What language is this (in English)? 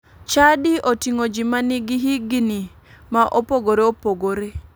Luo (Kenya and Tanzania)